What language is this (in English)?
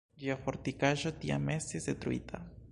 Esperanto